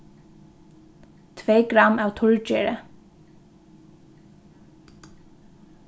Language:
Faroese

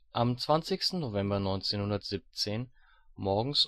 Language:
German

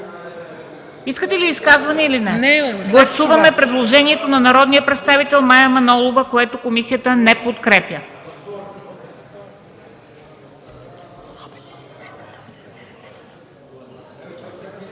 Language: Bulgarian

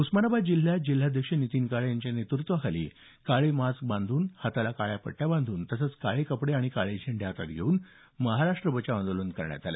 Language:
Marathi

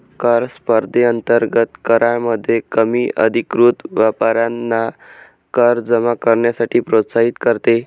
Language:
Marathi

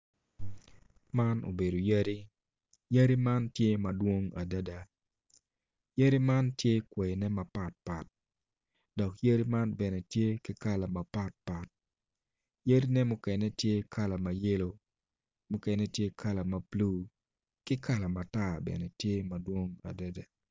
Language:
Acoli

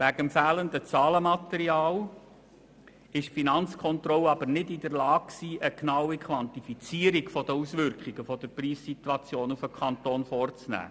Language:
Swiss German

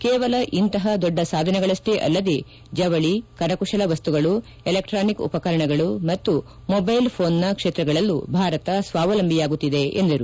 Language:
Kannada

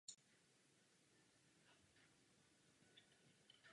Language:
Czech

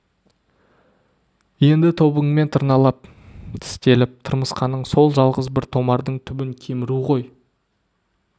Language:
Kazakh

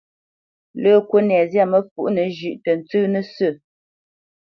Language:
Bamenyam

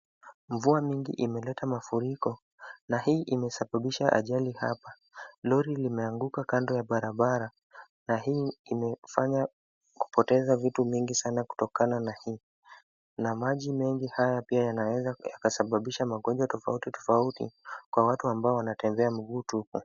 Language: Swahili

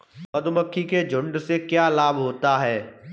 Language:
Hindi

